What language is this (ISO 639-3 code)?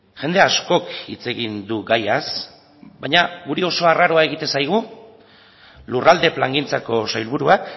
eus